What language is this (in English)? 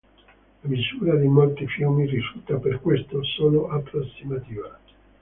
Italian